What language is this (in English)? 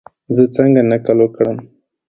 Pashto